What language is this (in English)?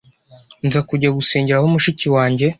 Kinyarwanda